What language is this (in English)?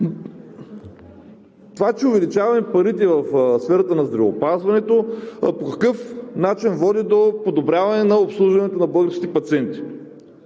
Bulgarian